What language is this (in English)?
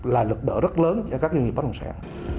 Vietnamese